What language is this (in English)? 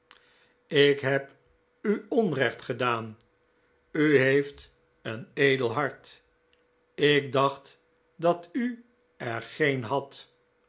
Dutch